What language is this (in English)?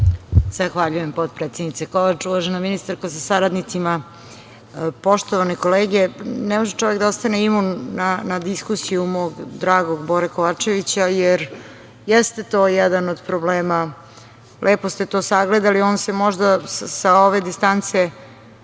Serbian